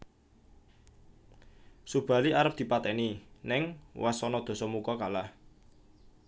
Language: Javanese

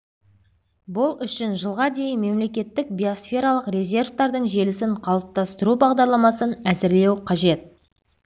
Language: Kazakh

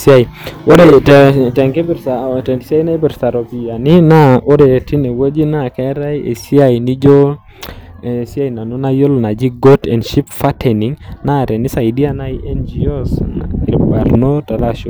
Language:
Masai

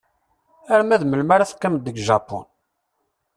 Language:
Kabyle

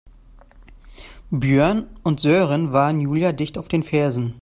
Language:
German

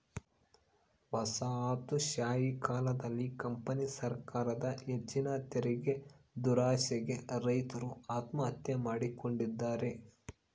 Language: Kannada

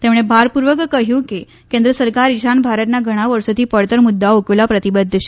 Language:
Gujarati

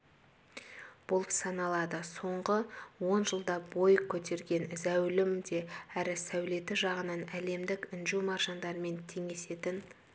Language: Kazakh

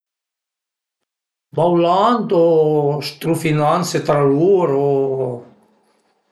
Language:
Piedmontese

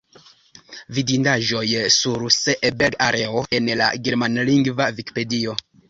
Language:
Esperanto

